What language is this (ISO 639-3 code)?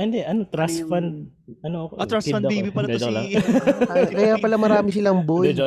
fil